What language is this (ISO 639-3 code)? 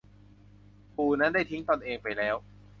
tha